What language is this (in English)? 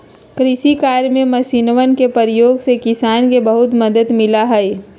Magahi